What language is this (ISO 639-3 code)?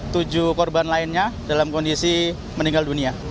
ind